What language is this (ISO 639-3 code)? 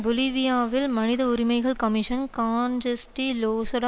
tam